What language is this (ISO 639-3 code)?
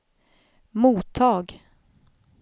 swe